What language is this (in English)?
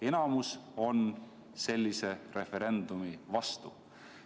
Estonian